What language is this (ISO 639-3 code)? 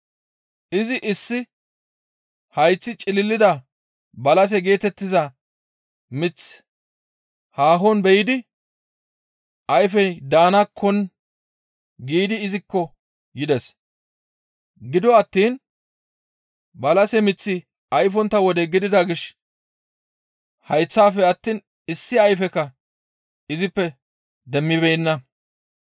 gmv